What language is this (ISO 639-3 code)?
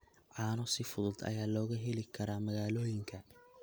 som